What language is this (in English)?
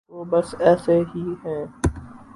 Urdu